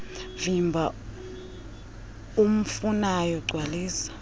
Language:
Xhosa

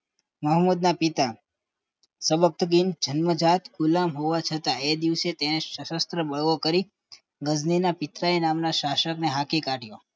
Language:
Gujarati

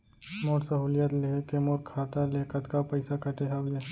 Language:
Chhattisgarhi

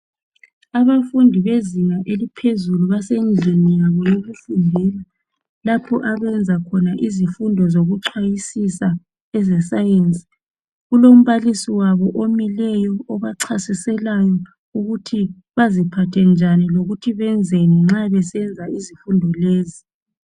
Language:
North Ndebele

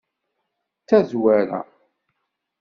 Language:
Kabyle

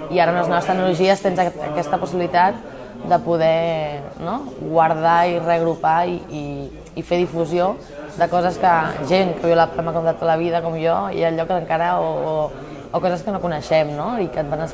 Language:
Catalan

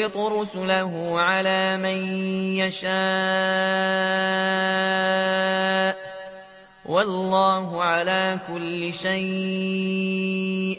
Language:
Arabic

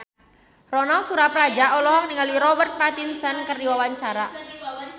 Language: Sundanese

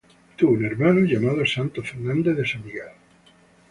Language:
Spanish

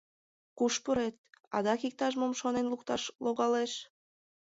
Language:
Mari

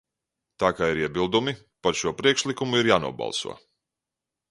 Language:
Latvian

